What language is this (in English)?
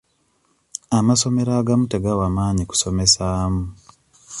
Ganda